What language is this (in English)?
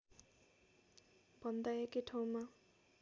Nepali